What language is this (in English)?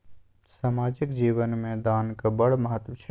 Maithili